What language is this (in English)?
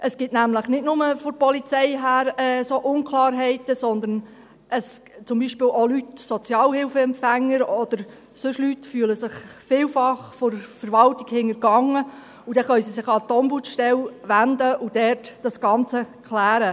Swiss German